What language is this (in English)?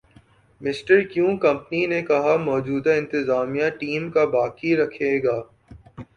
Urdu